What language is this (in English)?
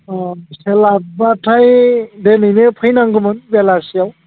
Bodo